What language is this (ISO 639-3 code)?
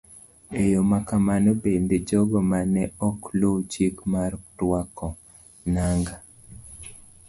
luo